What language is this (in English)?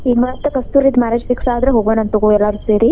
Kannada